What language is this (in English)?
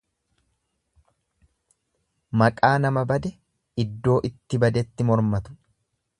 Oromo